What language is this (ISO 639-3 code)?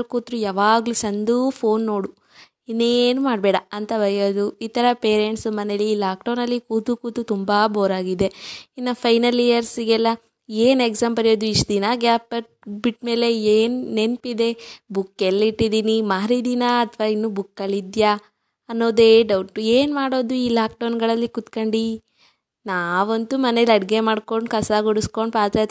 kan